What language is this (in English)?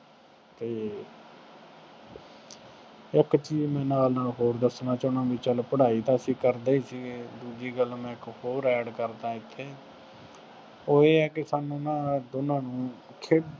Punjabi